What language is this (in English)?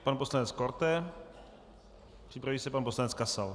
Czech